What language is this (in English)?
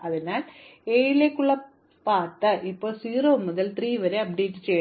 Malayalam